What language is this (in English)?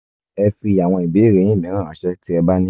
Yoruba